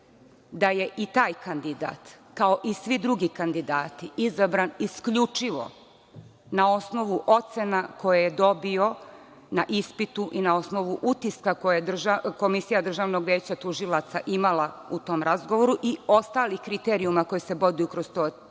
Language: Serbian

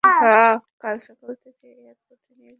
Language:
Bangla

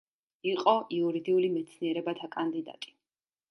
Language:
Georgian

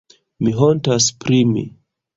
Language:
Esperanto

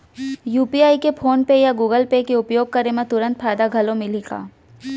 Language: Chhattisgarhi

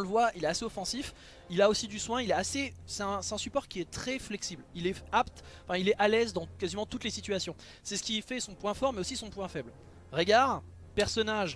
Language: French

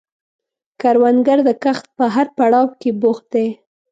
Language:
Pashto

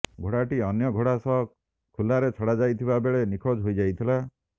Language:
Odia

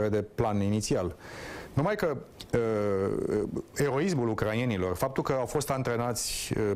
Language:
Romanian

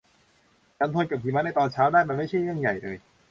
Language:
Thai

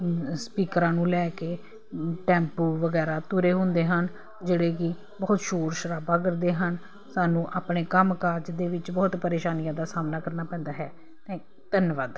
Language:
Punjabi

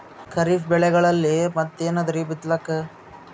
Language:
Kannada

